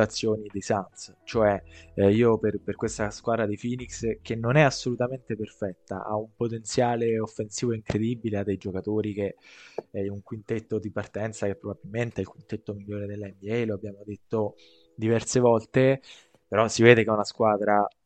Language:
Italian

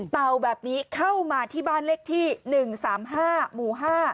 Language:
Thai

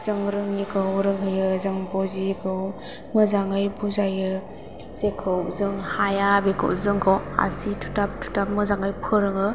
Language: Bodo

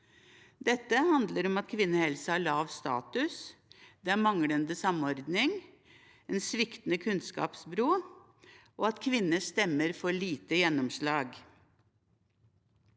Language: Norwegian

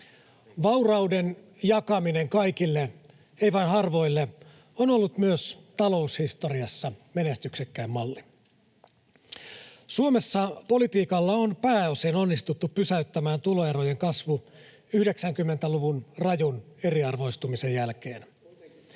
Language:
Finnish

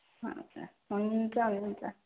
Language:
Nepali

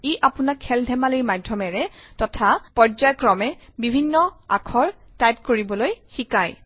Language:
Assamese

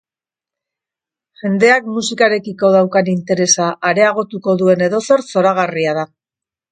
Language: Basque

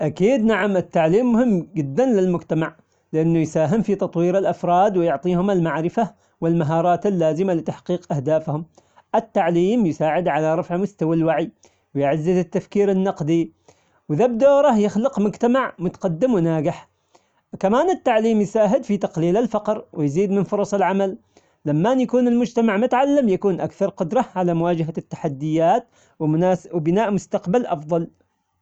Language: Omani Arabic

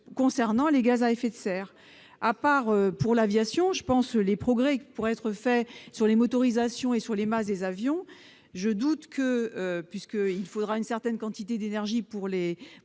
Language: French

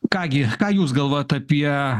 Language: Lithuanian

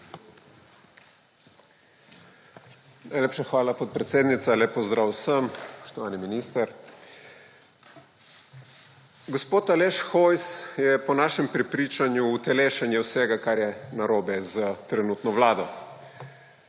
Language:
Slovenian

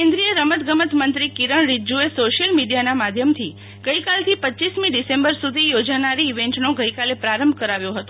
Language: Gujarati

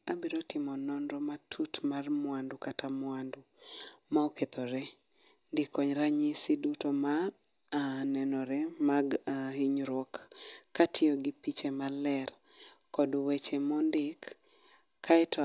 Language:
Luo (Kenya and Tanzania)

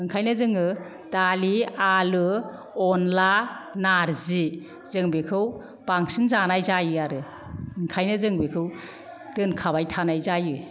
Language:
Bodo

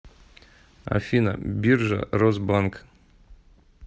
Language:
Russian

